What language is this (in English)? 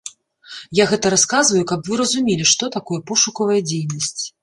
Belarusian